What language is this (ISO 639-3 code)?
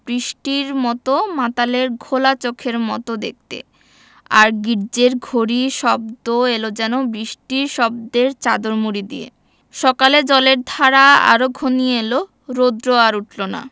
ben